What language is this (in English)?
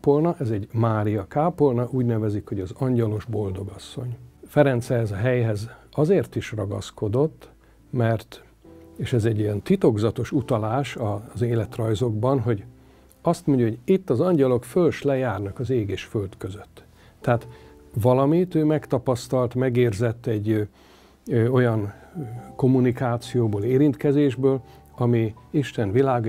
Hungarian